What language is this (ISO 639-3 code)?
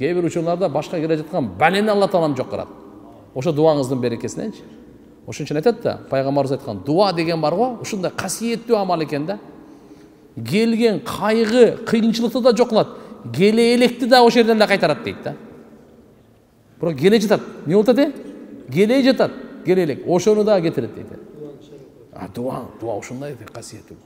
tur